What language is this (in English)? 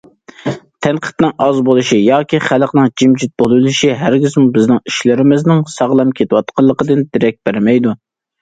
Uyghur